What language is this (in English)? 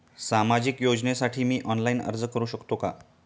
Marathi